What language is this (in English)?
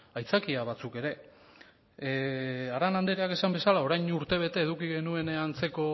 Basque